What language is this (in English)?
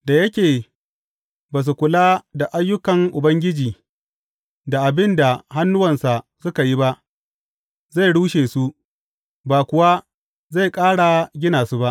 Hausa